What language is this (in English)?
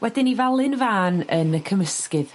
Welsh